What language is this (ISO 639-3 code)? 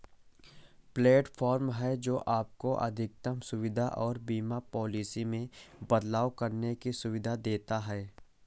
hin